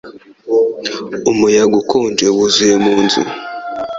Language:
Kinyarwanda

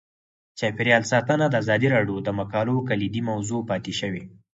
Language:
Pashto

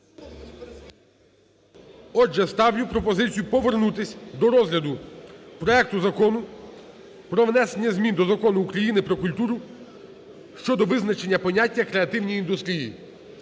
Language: Ukrainian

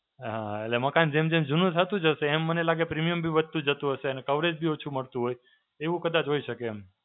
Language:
Gujarati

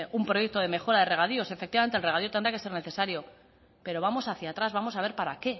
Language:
Spanish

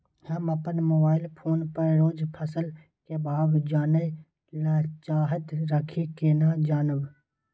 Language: Maithili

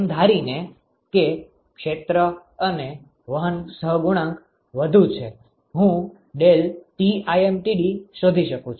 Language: Gujarati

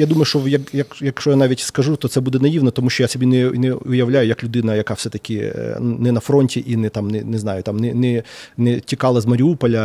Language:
Ukrainian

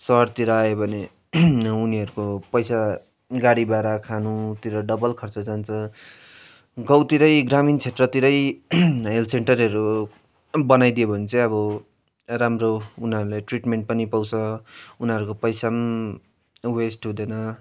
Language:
Nepali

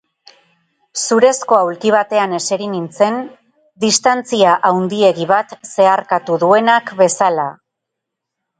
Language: Basque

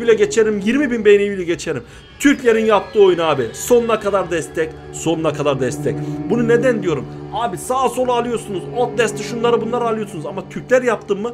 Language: Turkish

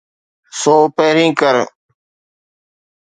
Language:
Sindhi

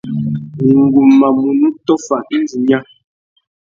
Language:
Tuki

